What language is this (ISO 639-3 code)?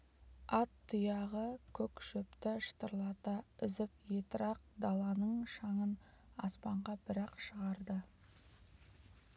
kaz